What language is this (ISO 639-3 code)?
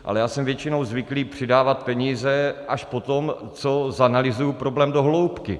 ces